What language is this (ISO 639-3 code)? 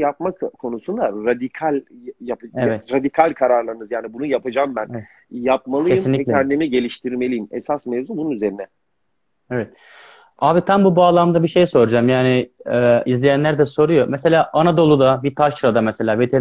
tur